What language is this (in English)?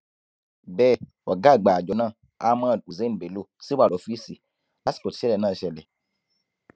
Yoruba